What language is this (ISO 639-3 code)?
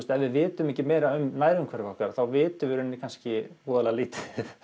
isl